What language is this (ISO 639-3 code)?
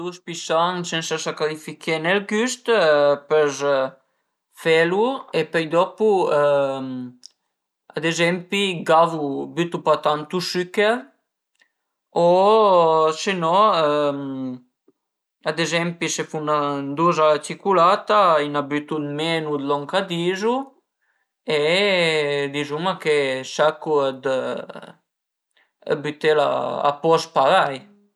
pms